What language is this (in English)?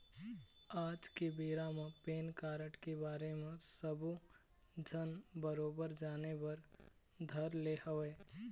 Chhattisgarhi